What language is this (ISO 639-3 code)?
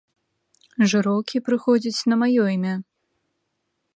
bel